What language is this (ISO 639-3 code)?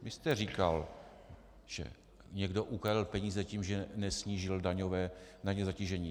ces